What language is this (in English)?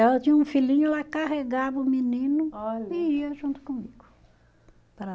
Portuguese